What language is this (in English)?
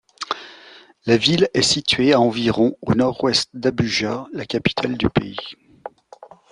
French